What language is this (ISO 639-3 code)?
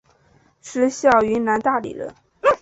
zho